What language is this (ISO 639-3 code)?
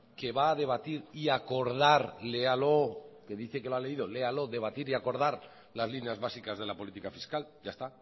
spa